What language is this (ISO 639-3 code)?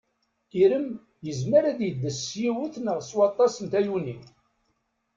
kab